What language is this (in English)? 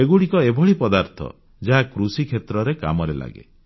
Odia